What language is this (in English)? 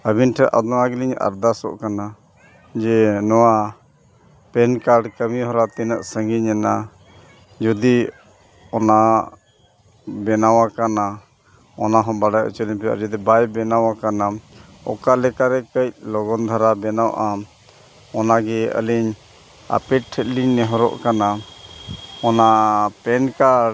Santali